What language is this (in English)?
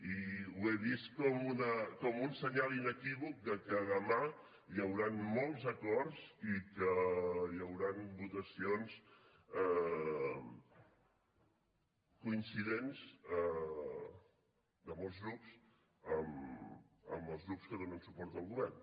Catalan